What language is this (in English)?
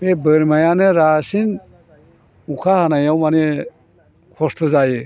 Bodo